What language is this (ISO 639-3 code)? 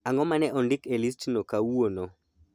luo